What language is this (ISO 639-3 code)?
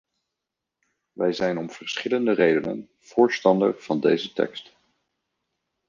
nld